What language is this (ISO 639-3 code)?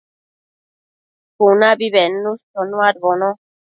mcf